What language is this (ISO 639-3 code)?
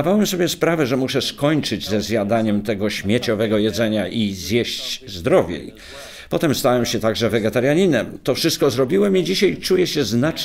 pol